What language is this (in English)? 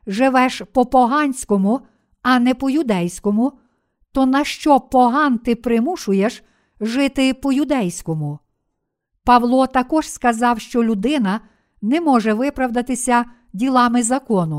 Ukrainian